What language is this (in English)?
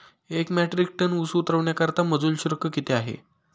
Marathi